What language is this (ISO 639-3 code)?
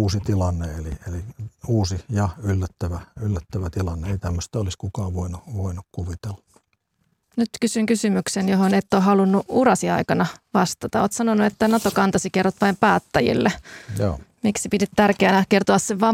fin